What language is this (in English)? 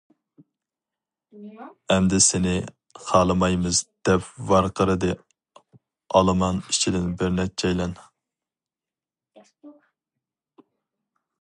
Uyghur